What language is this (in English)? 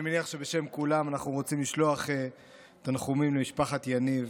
Hebrew